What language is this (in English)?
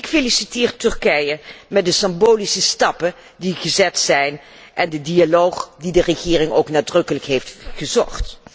Dutch